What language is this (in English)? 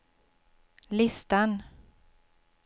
Swedish